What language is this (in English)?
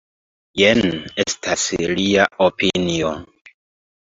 Esperanto